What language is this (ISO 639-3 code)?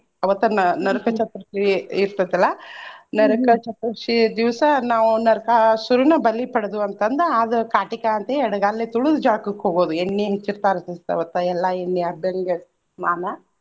kan